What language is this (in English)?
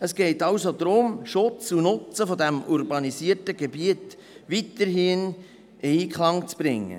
Swiss German